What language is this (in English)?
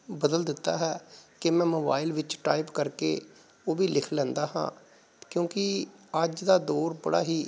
Punjabi